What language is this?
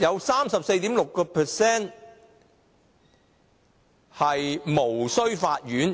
Cantonese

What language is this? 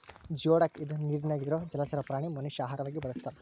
Kannada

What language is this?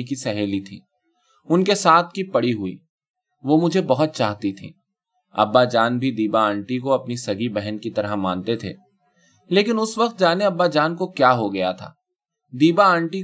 Urdu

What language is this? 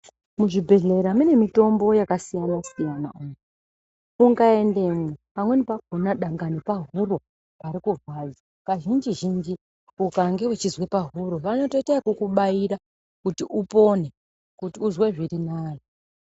Ndau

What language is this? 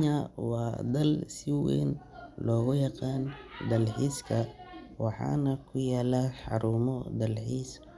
Somali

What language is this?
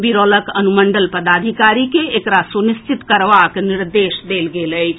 Maithili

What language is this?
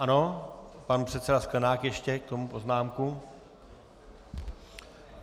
Czech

